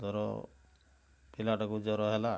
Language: Odia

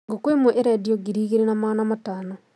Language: Kikuyu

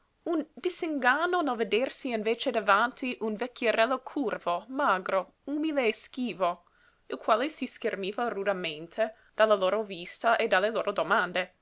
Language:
Italian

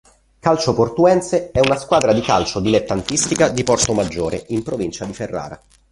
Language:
Italian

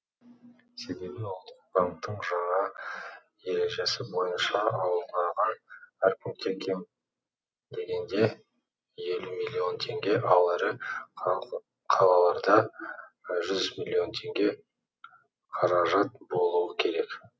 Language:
Kazakh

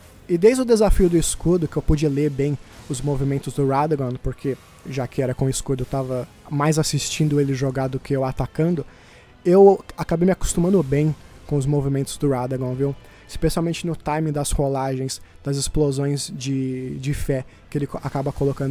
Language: Portuguese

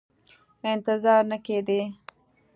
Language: Pashto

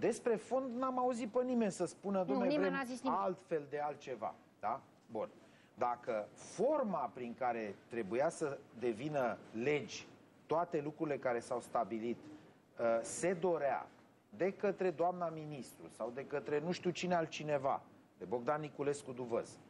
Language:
Romanian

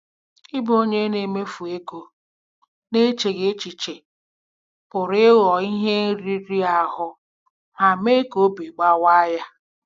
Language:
Igbo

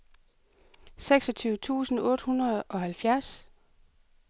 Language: Danish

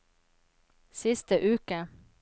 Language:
Norwegian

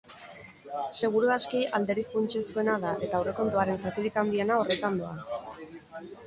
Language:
Basque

